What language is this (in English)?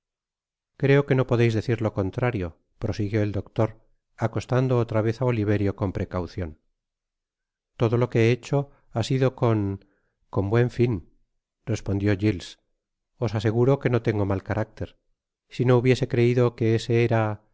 Spanish